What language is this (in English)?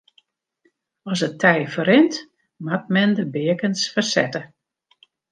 Western Frisian